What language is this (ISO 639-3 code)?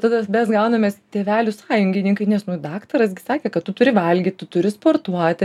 lit